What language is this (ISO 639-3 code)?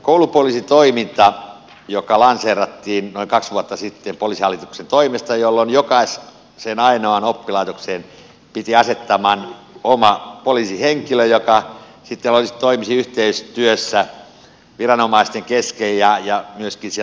fin